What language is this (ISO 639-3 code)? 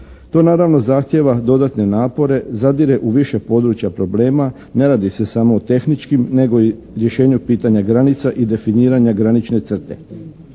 hrv